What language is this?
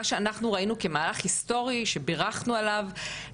Hebrew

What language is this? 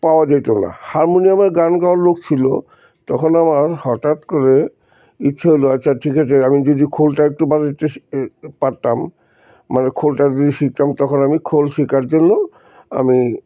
Bangla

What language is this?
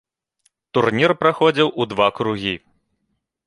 Belarusian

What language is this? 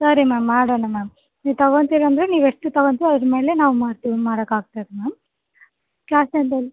Kannada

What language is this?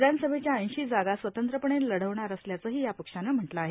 Marathi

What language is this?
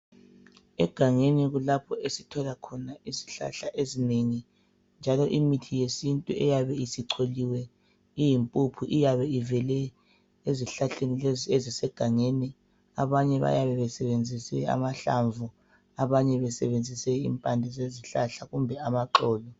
North Ndebele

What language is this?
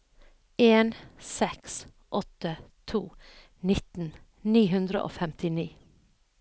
Norwegian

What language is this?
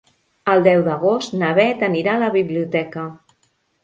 Catalan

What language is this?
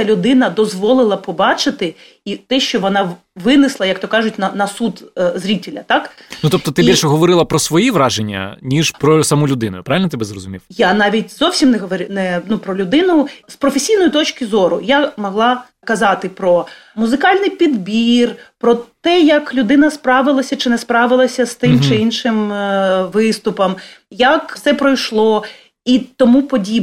Ukrainian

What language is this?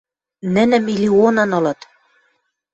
Western Mari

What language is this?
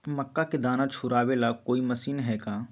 Magahi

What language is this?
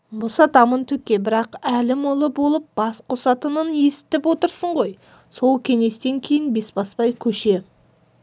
Kazakh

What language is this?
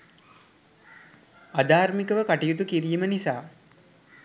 Sinhala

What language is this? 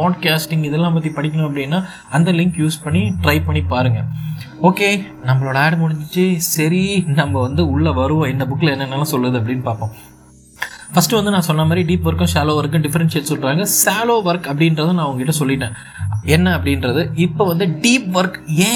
Tamil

